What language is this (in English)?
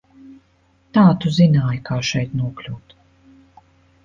Latvian